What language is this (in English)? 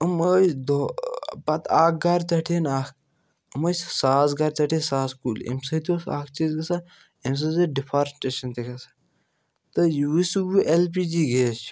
Kashmiri